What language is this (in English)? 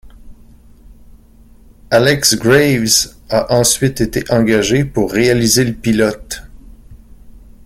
French